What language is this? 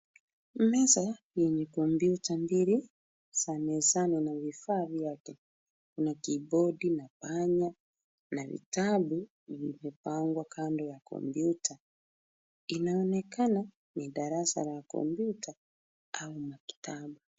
Swahili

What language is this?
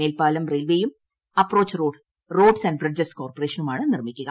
Malayalam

